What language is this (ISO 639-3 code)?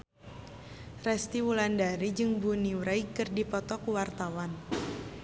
sun